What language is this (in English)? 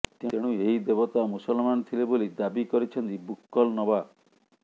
Odia